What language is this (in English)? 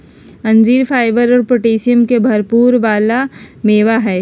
Magahi